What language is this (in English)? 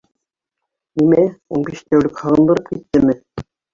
Bashkir